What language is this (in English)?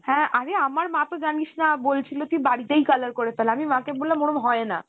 Bangla